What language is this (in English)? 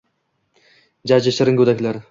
Uzbek